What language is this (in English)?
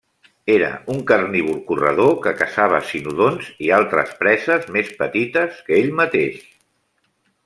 Catalan